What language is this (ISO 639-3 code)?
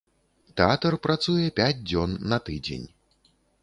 bel